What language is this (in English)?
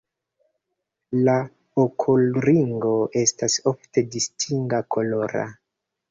Esperanto